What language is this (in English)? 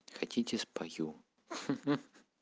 Russian